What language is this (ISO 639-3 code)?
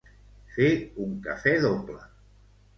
cat